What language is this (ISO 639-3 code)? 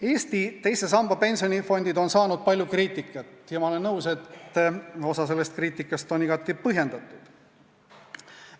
est